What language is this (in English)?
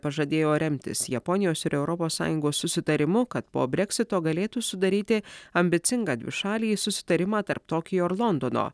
Lithuanian